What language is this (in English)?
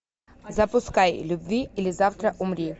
Russian